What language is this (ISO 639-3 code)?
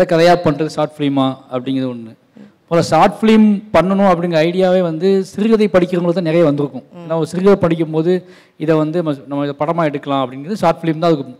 tam